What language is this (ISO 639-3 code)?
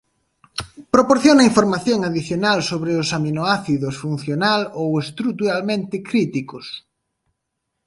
glg